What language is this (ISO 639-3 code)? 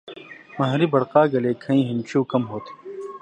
mvy